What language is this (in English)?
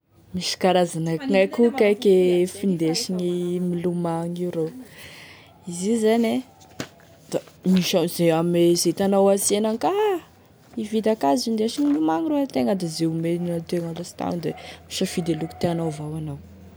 Tesaka Malagasy